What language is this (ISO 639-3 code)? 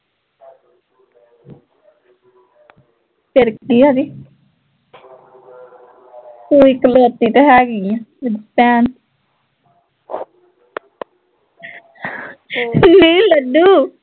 pan